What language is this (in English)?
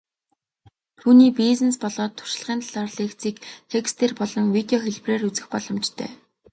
Mongolian